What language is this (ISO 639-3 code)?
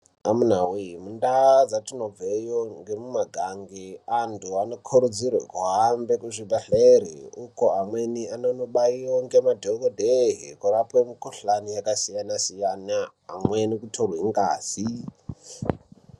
ndc